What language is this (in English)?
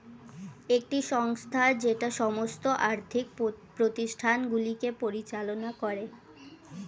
Bangla